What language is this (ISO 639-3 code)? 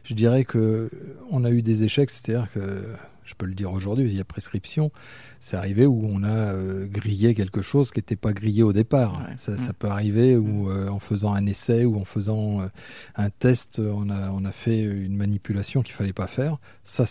fra